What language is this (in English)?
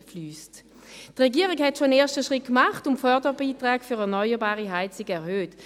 Swiss German